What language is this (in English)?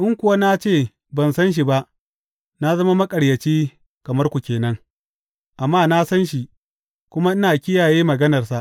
Hausa